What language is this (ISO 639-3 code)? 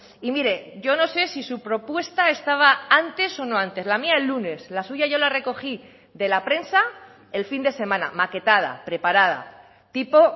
spa